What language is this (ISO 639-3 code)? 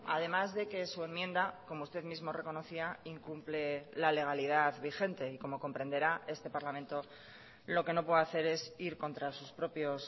spa